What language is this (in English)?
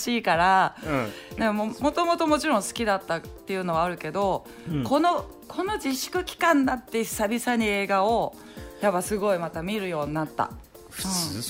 Japanese